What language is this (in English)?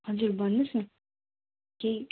Nepali